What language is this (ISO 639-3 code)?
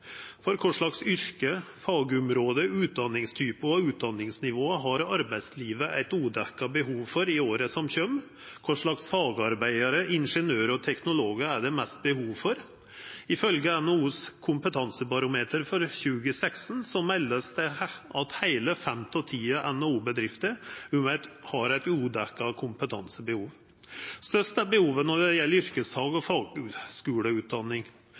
nno